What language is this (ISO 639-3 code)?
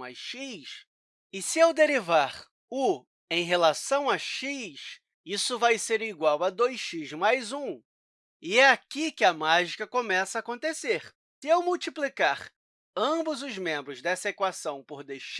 por